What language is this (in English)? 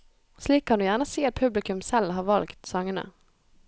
Norwegian